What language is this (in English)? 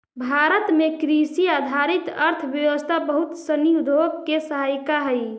Magahi